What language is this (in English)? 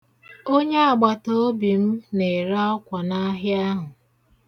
Igbo